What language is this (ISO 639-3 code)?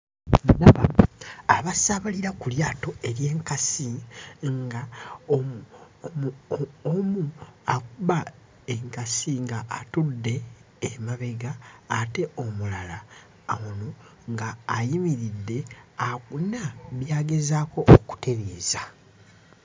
lug